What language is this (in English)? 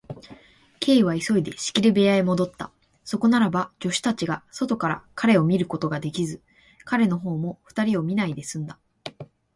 Japanese